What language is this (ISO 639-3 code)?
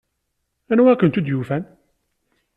kab